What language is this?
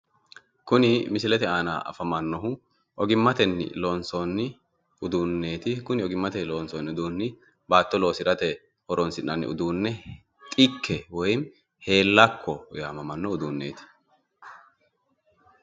Sidamo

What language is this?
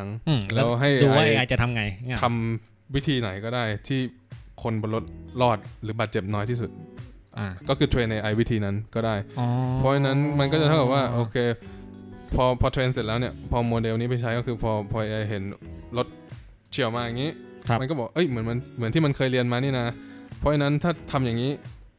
Thai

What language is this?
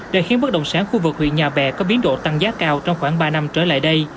Vietnamese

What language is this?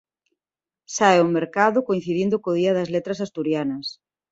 Galician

